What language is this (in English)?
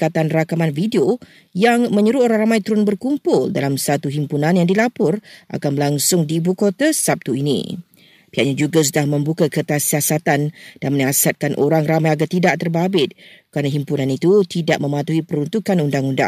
Malay